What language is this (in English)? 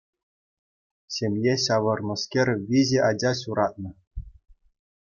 Chuvash